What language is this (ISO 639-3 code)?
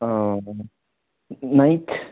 nep